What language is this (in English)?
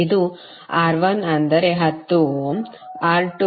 Kannada